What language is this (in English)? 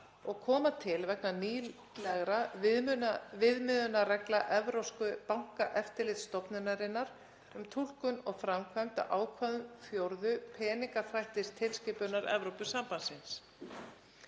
Icelandic